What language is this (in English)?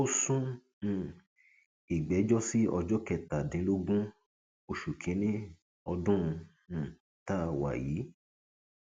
Yoruba